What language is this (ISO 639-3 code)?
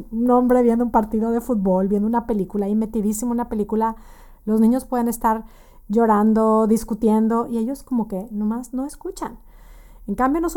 spa